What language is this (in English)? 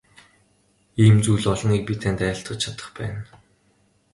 Mongolian